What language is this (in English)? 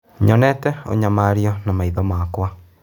Kikuyu